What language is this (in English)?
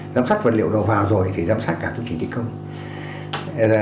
Vietnamese